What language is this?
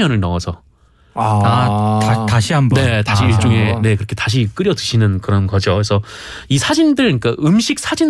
Korean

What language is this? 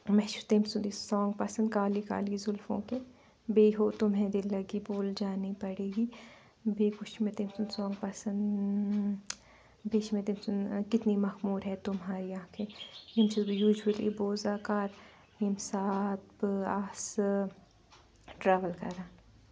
Kashmiri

